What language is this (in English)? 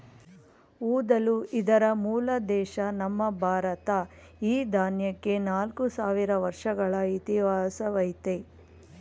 Kannada